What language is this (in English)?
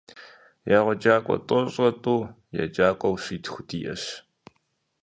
Kabardian